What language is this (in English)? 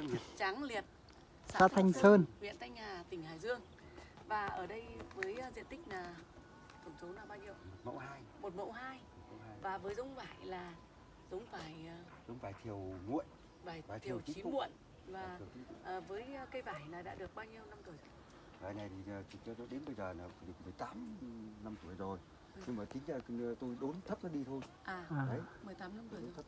Vietnamese